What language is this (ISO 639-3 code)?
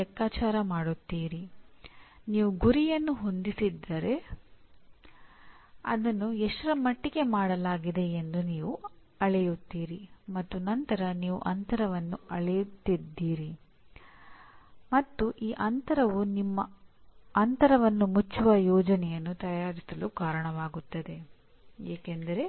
kan